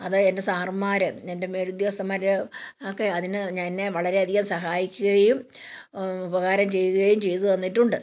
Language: Malayalam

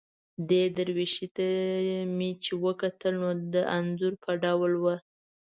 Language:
Pashto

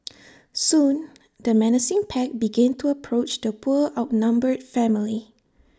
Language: English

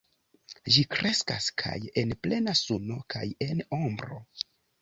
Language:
Esperanto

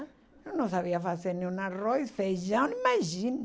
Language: Portuguese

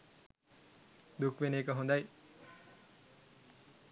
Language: Sinhala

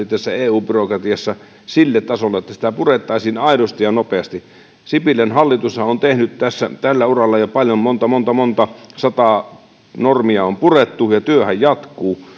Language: Finnish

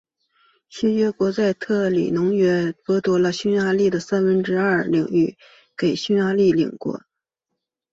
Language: Chinese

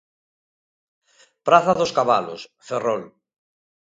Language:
Galician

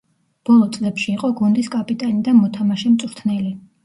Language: Georgian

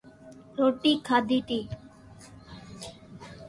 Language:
Loarki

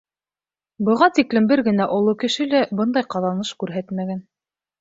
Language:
Bashkir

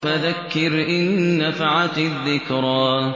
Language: Arabic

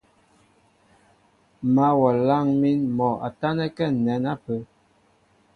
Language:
Mbo (Cameroon)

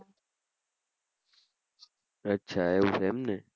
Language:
Gujarati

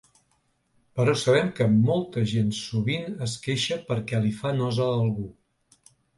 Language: Catalan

